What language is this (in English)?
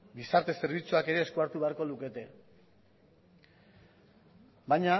Basque